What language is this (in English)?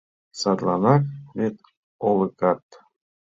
Mari